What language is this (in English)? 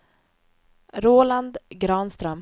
Swedish